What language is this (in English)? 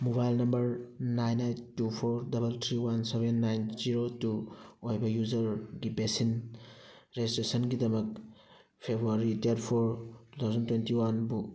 Manipuri